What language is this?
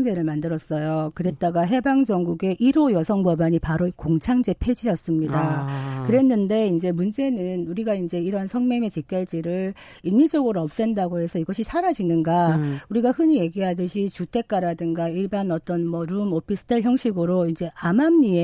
Korean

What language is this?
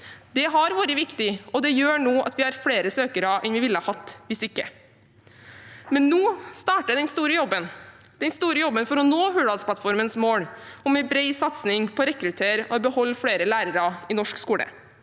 Norwegian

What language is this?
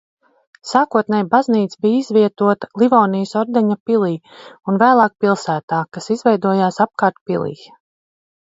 Latvian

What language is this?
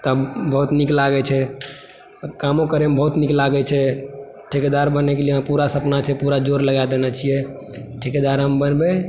Maithili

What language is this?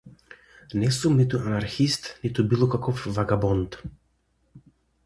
Macedonian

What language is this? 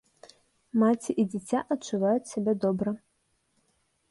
Belarusian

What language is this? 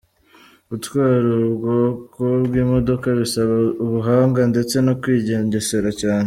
Kinyarwanda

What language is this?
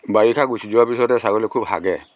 Assamese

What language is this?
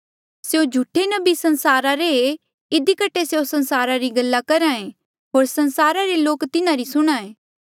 Mandeali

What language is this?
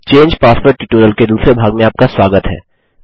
Hindi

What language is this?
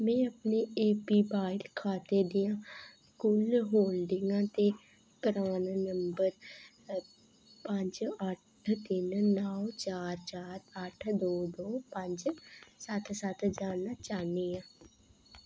Dogri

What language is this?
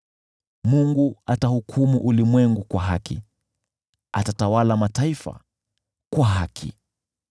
Swahili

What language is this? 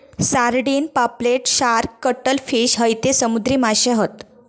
Marathi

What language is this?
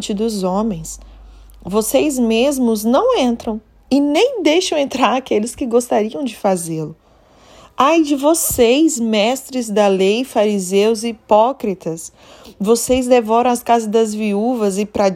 Portuguese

